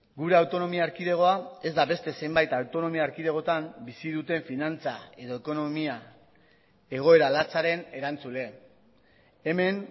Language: Basque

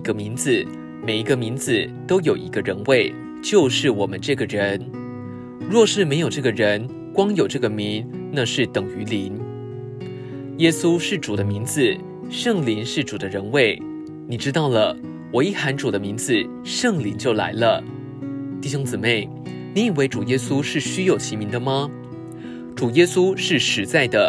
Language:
Chinese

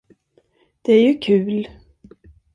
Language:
Swedish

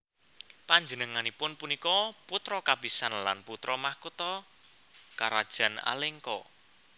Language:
Javanese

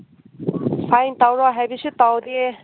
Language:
Manipuri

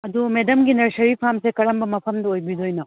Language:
Manipuri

